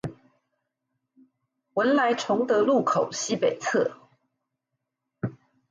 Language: Chinese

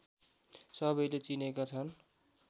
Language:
Nepali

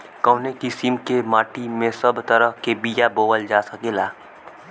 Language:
Bhojpuri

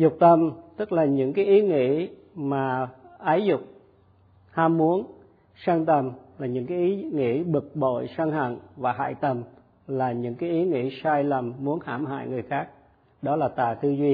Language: Vietnamese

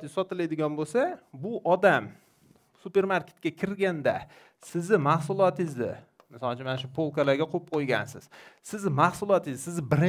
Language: Turkish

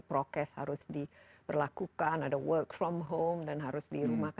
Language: Indonesian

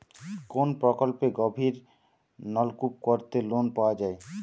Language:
Bangla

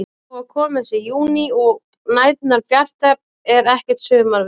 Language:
Icelandic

